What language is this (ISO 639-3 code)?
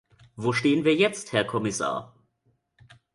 deu